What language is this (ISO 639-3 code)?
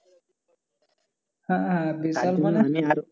ben